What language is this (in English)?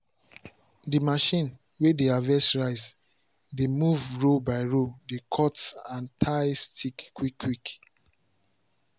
Nigerian Pidgin